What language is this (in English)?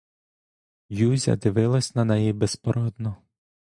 Ukrainian